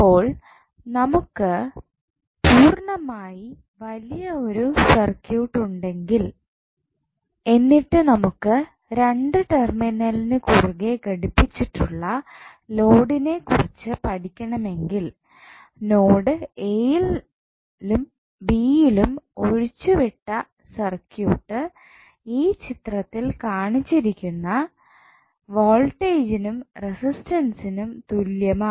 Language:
Malayalam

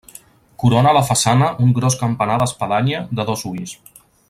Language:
Catalan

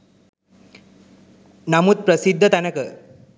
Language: Sinhala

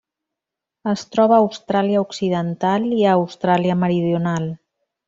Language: Catalan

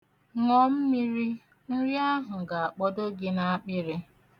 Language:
Igbo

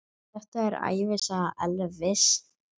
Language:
Icelandic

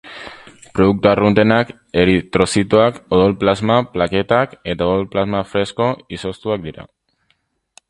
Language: Basque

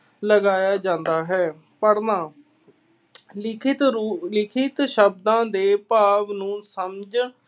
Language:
Punjabi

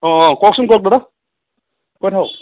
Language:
Assamese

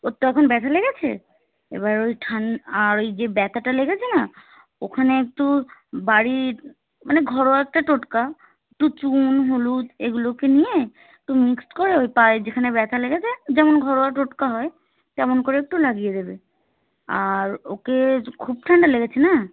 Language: Bangla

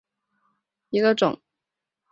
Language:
Chinese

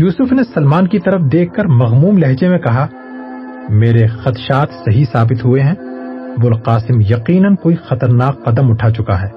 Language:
Urdu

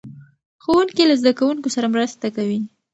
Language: Pashto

